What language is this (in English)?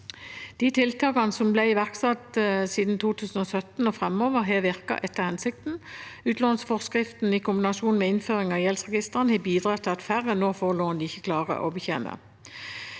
Norwegian